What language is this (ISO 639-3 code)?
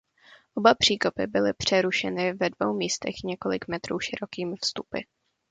ces